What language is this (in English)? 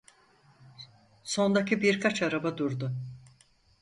Turkish